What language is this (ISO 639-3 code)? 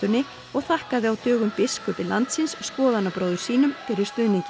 isl